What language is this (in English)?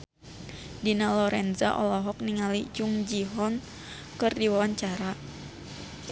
Sundanese